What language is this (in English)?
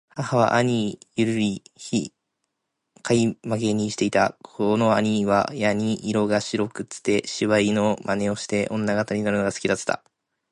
Japanese